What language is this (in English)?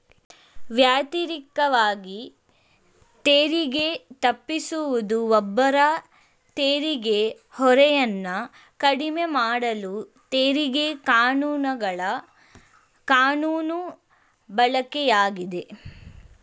Kannada